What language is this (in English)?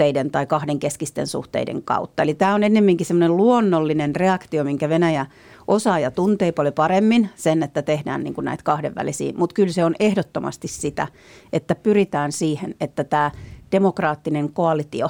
Finnish